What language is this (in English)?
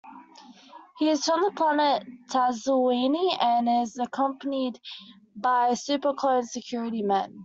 English